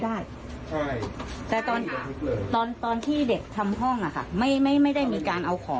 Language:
Thai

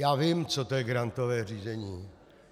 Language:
Czech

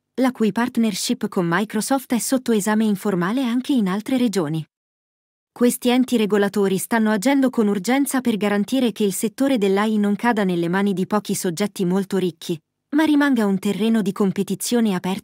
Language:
Italian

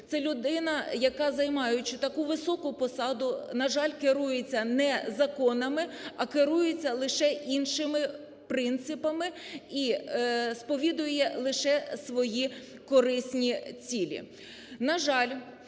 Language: Ukrainian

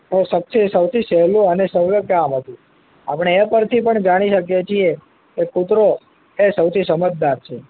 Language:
Gujarati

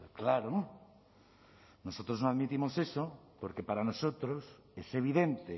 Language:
Spanish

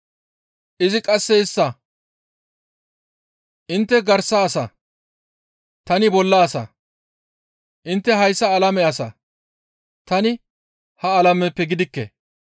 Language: Gamo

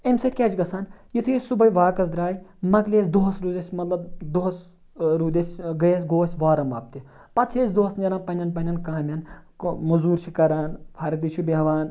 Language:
Kashmiri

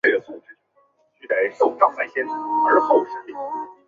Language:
Chinese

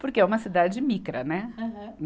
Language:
Portuguese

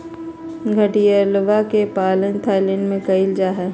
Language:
Magahi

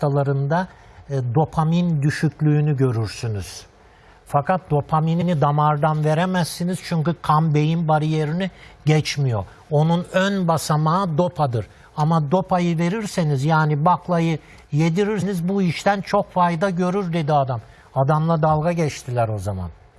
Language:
Turkish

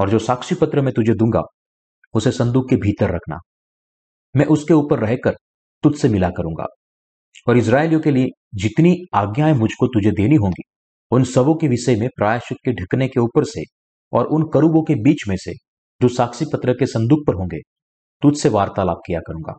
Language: Hindi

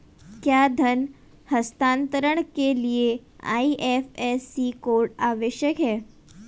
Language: Hindi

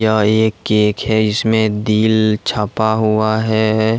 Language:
Hindi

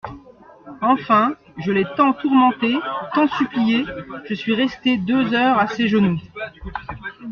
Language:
French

